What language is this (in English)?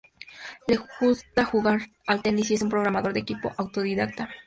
Spanish